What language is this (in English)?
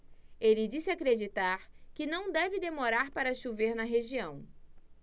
Portuguese